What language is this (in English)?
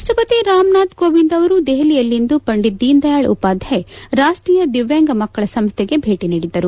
Kannada